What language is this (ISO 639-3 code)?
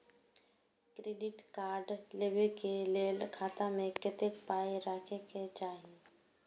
mai